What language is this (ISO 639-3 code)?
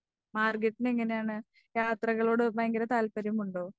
mal